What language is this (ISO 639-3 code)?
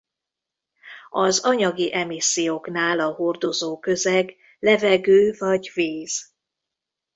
hun